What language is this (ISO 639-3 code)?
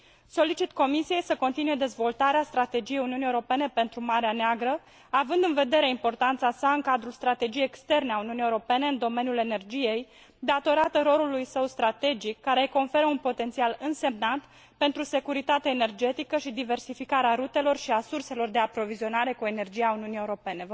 ron